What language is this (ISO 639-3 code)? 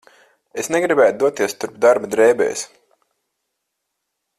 lav